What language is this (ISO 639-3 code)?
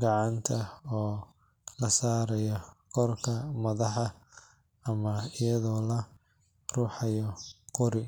som